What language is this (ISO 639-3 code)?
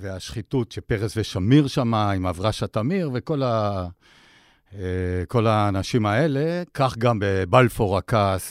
heb